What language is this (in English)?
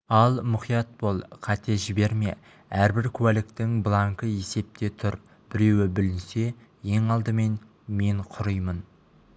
Kazakh